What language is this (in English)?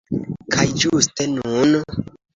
Esperanto